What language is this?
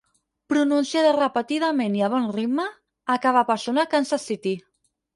Catalan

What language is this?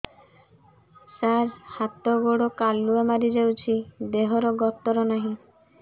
Odia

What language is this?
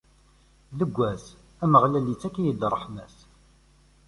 Kabyle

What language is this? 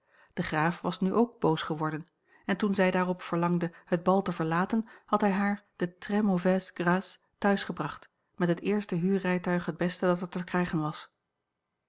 Dutch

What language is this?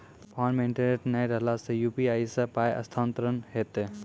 Maithili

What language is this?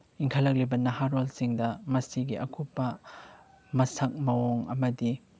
Manipuri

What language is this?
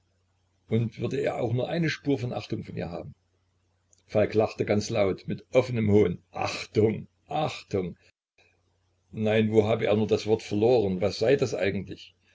German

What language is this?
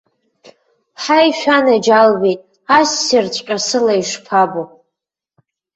Abkhazian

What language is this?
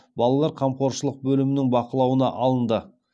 Kazakh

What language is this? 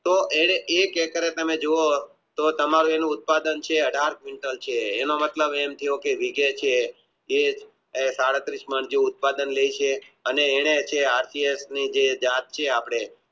Gujarati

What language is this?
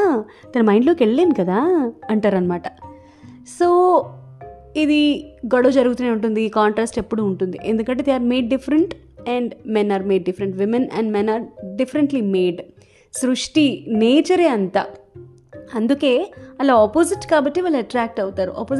Telugu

